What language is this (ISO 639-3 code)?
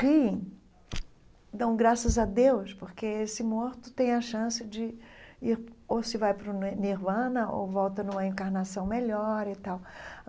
por